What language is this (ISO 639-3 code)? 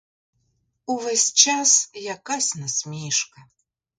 ukr